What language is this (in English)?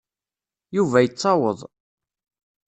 Kabyle